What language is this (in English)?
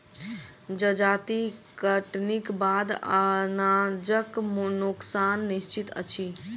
Maithili